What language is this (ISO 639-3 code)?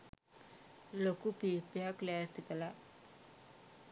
sin